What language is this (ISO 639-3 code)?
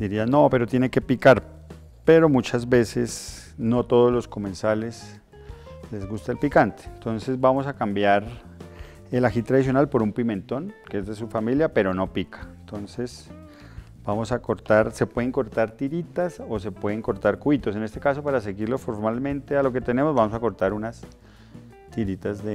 spa